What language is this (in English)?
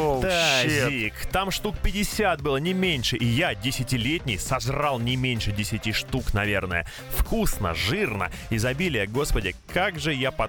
Russian